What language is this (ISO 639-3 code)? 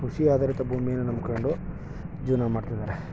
kan